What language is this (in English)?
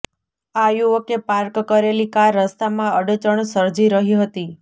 Gujarati